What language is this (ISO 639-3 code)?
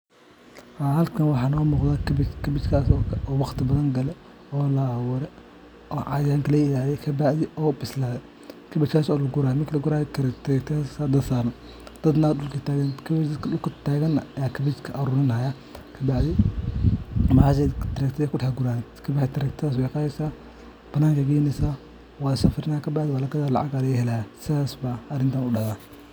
som